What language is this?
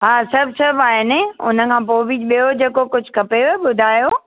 Sindhi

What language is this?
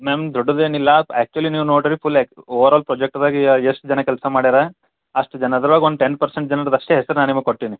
Kannada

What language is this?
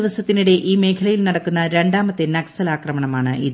Malayalam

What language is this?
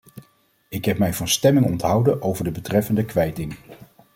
Dutch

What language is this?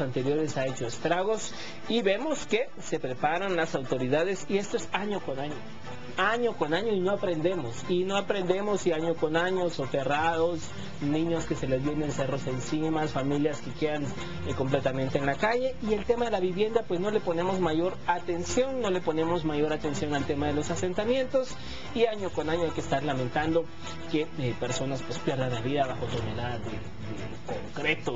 Spanish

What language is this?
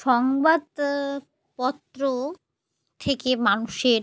Bangla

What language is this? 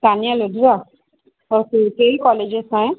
Sindhi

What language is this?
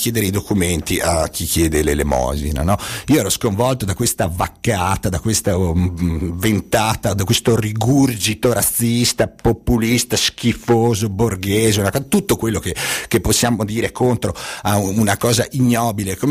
Italian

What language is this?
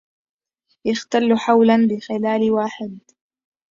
Arabic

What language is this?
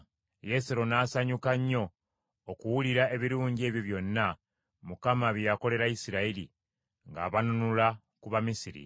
Ganda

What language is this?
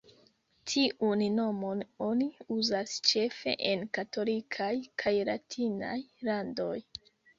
Esperanto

